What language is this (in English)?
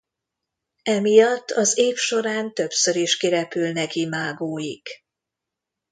Hungarian